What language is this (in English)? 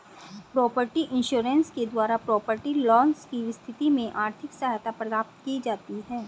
Hindi